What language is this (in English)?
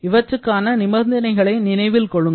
Tamil